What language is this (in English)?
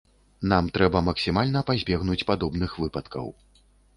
Belarusian